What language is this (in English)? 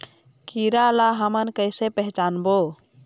Chhattisgarhi